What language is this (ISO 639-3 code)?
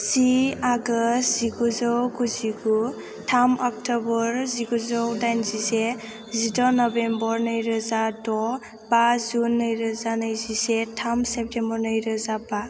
brx